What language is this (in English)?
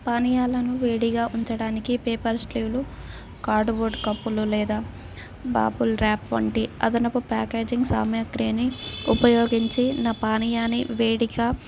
Telugu